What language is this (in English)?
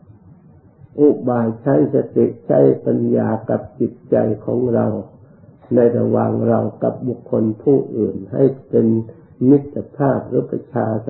Thai